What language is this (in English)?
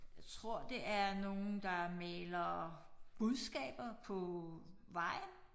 Danish